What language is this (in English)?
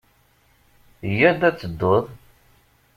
Kabyle